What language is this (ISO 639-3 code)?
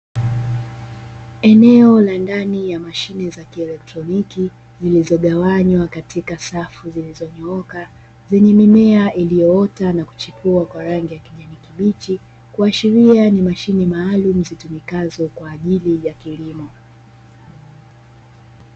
swa